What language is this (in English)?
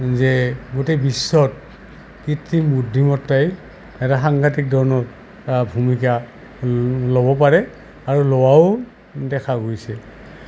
Assamese